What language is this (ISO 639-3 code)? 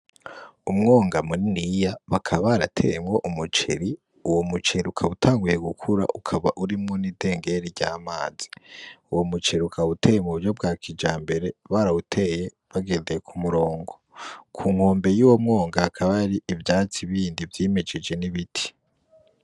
run